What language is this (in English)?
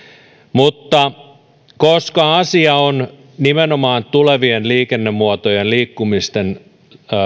Finnish